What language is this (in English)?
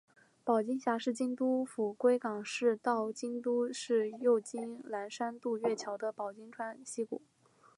Chinese